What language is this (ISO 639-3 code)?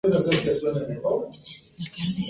spa